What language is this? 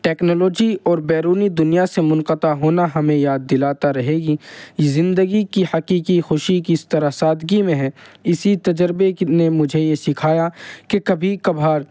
Urdu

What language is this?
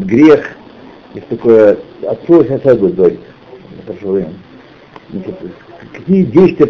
Russian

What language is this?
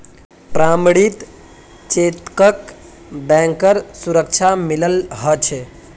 Magahi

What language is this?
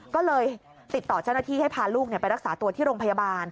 Thai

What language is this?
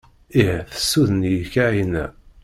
Kabyle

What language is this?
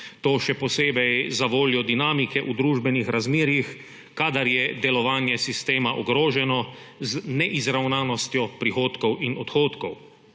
Slovenian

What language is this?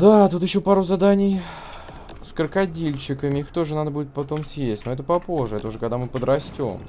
Russian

